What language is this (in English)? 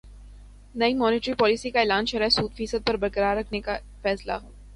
Urdu